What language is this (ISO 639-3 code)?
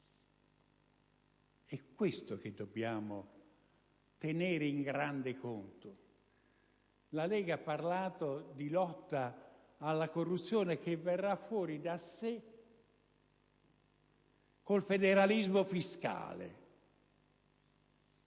ita